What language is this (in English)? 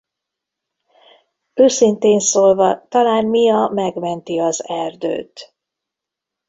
Hungarian